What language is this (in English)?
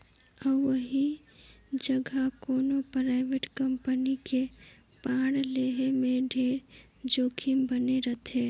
Chhattisgarhi